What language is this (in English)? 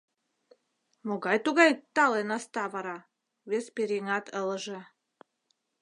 Mari